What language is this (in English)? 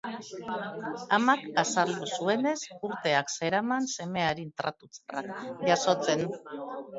Basque